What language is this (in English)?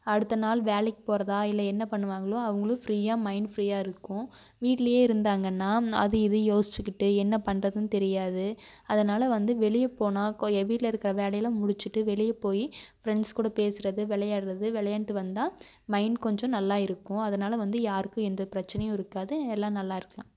Tamil